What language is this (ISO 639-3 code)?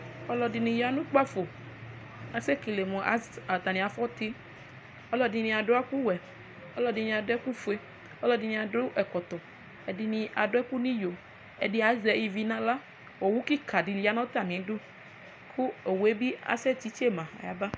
kpo